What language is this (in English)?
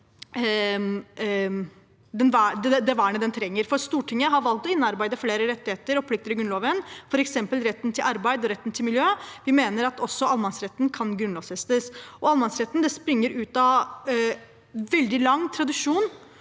Norwegian